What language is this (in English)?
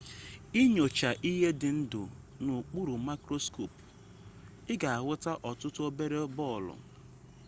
Igbo